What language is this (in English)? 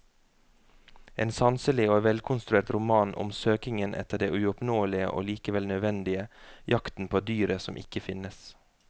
Norwegian